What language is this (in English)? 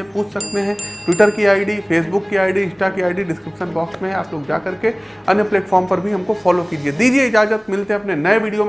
Hindi